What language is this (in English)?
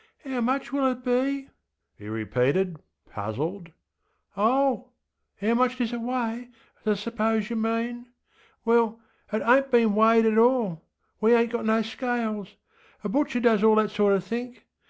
English